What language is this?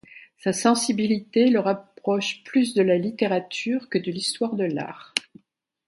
French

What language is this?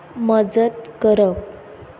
Konkani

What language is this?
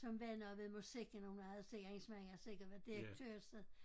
Danish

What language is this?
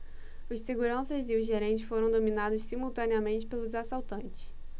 Portuguese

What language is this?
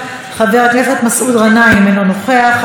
Hebrew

